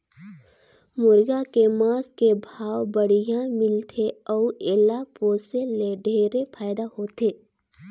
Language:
Chhattisgarhi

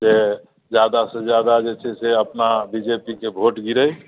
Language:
Maithili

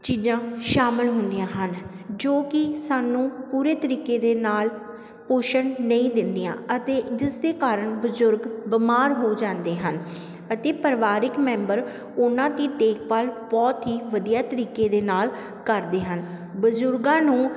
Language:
Punjabi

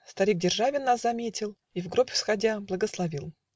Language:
Russian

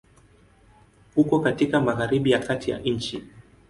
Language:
Swahili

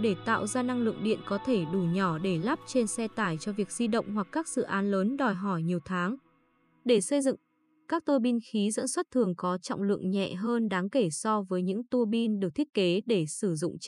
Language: Vietnamese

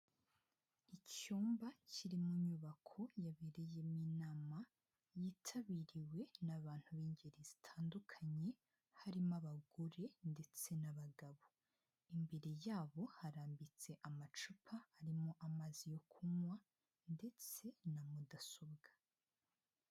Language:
Kinyarwanda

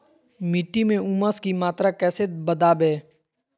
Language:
Magahi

